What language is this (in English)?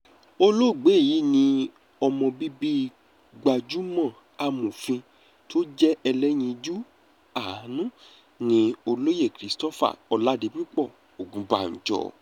Yoruba